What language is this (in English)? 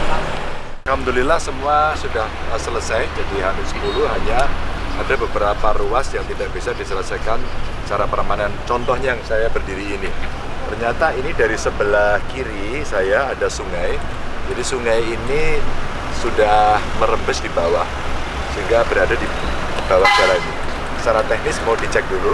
Indonesian